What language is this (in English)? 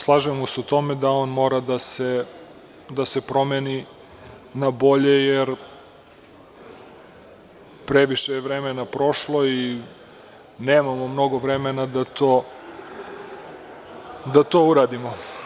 Serbian